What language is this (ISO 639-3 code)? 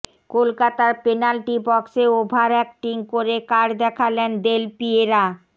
ben